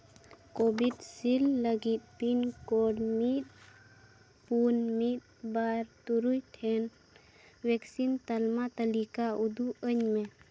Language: Santali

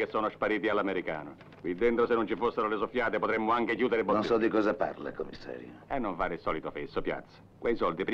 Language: Italian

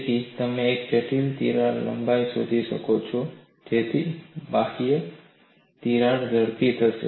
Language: Gujarati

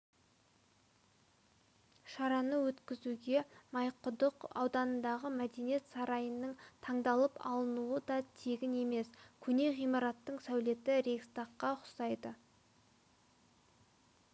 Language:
Kazakh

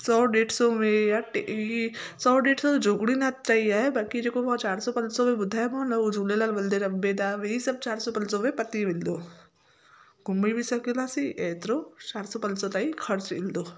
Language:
Sindhi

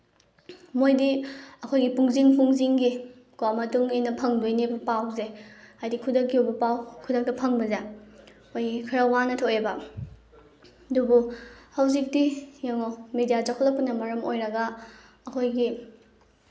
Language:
Manipuri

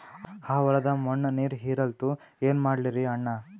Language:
Kannada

